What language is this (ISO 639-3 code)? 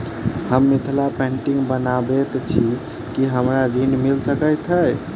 mai